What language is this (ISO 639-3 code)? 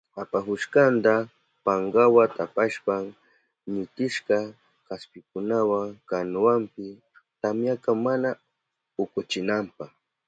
qup